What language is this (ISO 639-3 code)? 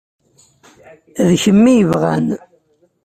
kab